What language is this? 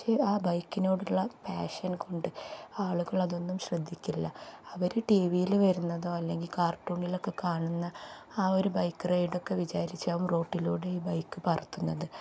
Malayalam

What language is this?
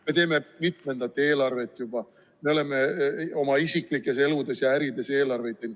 Estonian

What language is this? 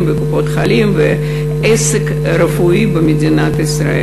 Hebrew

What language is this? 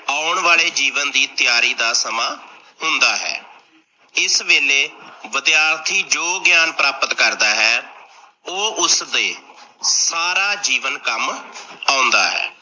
Punjabi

